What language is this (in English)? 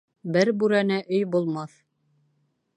Bashkir